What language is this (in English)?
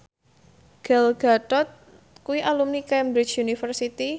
Javanese